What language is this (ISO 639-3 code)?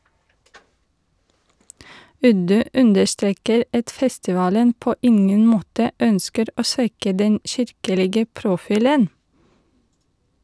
nor